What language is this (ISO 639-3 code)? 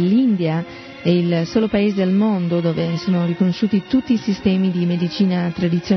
ita